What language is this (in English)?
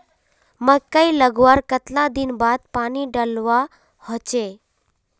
Magahi